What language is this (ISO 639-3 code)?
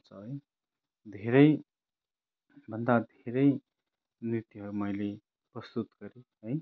nep